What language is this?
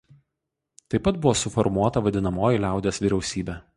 Lithuanian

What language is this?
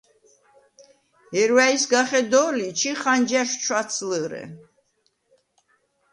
Svan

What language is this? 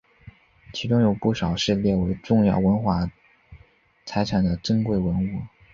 Chinese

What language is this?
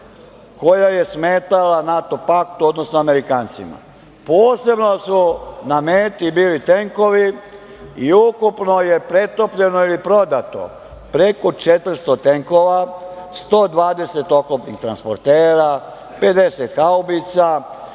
Serbian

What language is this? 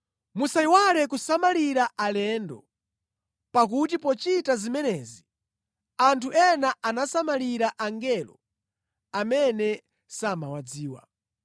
Nyanja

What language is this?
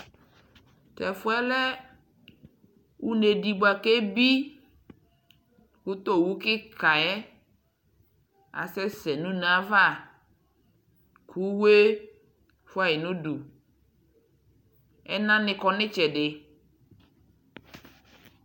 Ikposo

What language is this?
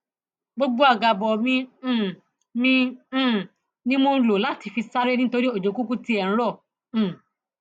Yoruba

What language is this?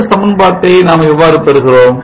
Tamil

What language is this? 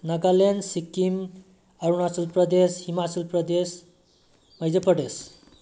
Manipuri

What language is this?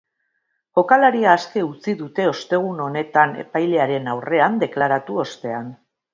Basque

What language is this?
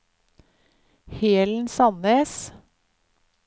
Norwegian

